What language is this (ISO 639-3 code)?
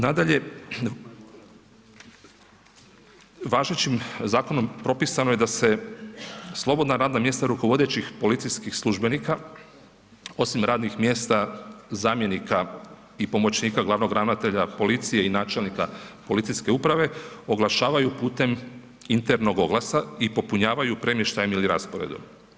hrv